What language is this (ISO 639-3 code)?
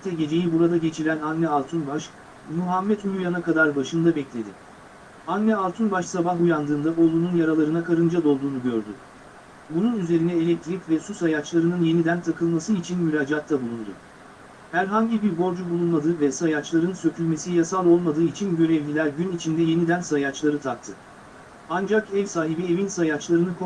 tur